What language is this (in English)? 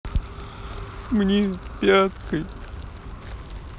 Russian